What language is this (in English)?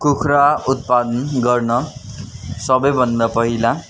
Nepali